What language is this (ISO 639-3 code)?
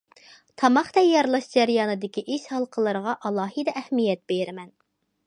uig